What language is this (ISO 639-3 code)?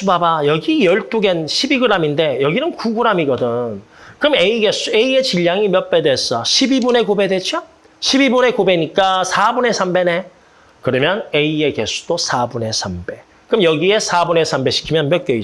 kor